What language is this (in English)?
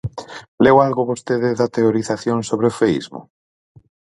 Galician